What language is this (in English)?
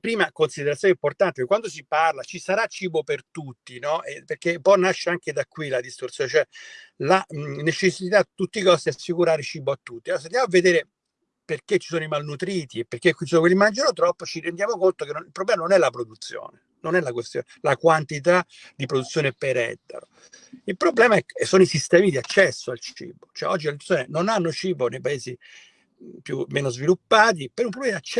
Italian